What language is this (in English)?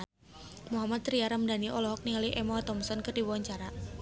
Sundanese